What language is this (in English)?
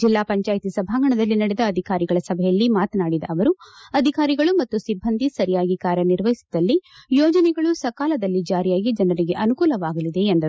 Kannada